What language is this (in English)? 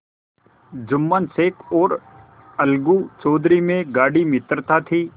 Hindi